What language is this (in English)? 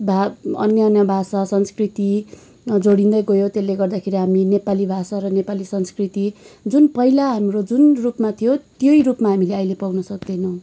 Nepali